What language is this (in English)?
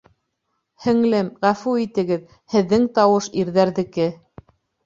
Bashkir